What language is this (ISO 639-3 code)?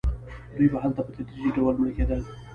pus